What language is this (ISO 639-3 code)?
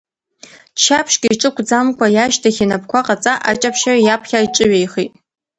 abk